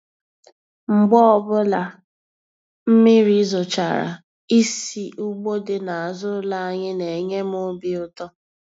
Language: Igbo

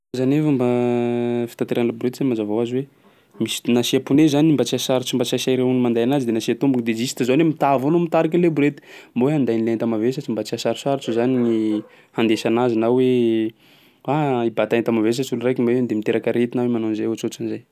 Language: Sakalava Malagasy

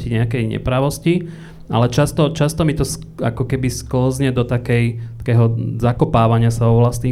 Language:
Slovak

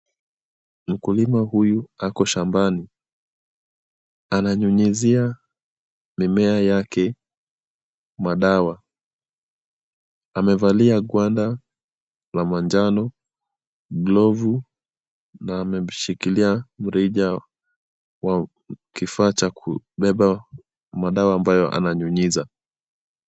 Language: Swahili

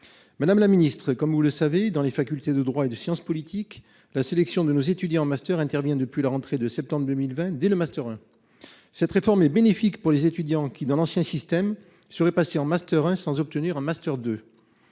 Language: French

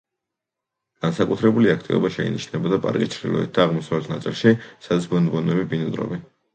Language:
Georgian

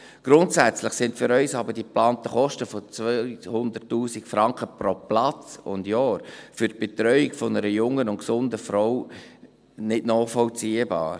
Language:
Swiss German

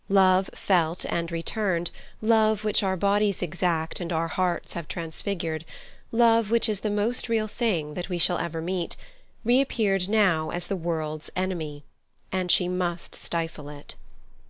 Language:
English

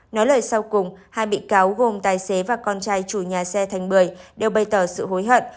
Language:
Vietnamese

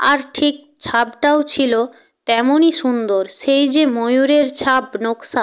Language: Bangla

